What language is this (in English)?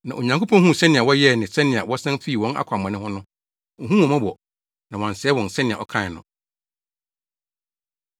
Akan